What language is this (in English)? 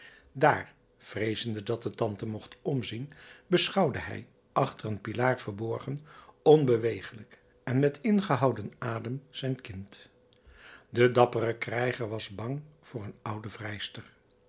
Dutch